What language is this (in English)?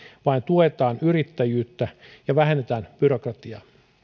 Finnish